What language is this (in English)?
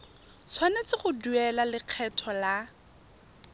Tswana